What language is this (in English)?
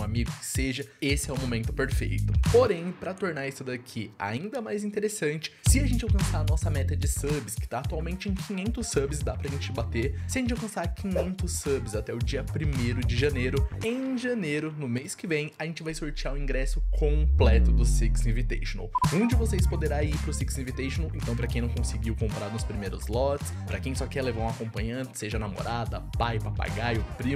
Portuguese